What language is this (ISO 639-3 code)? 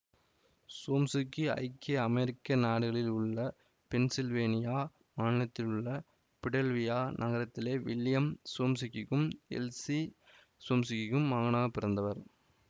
tam